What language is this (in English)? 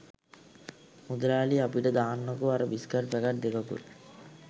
Sinhala